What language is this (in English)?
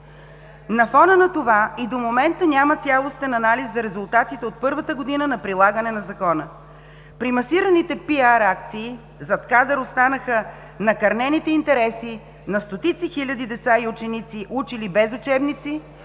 Bulgarian